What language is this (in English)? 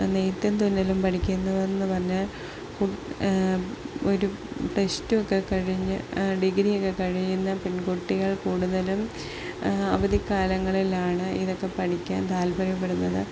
Malayalam